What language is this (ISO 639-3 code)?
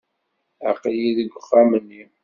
kab